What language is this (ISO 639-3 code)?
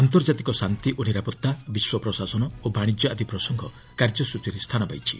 ori